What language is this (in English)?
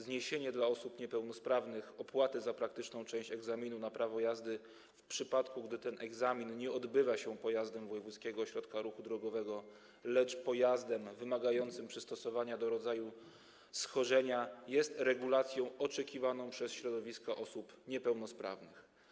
Polish